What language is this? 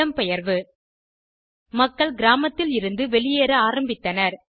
Tamil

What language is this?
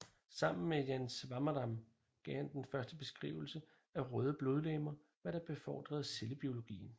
Danish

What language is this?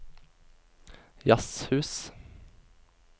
Norwegian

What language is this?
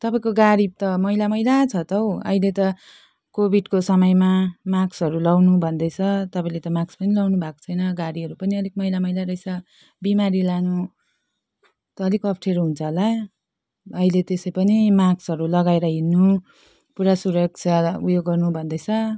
Nepali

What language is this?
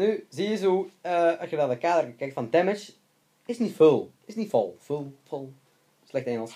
Dutch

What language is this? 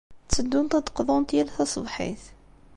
Kabyle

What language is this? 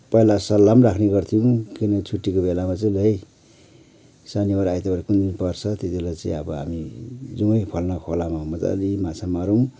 Nepali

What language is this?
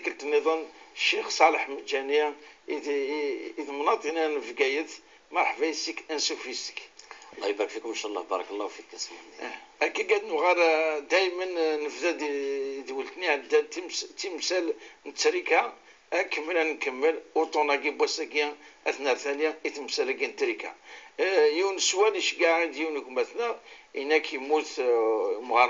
Arabic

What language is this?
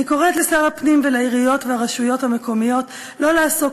Hebrew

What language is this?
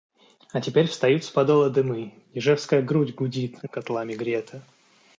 Russian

